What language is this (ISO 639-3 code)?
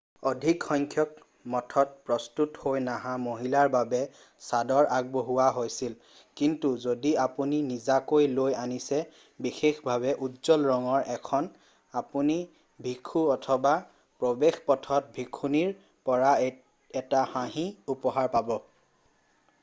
asm